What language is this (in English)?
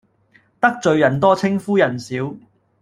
Cantonese